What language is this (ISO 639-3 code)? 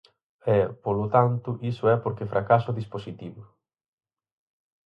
glg